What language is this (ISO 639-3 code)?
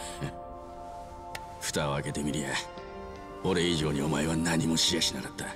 jpn